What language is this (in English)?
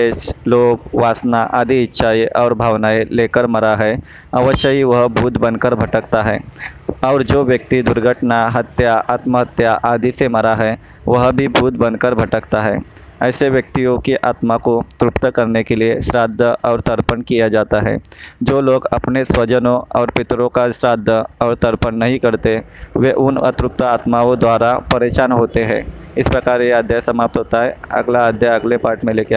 Hindi